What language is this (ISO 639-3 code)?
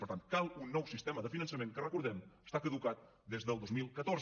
cat